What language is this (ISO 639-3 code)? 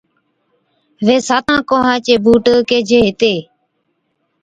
odk